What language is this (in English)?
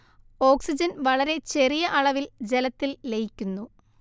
Malayalam